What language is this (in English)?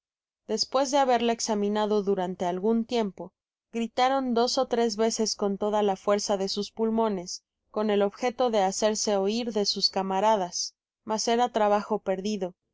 Spanish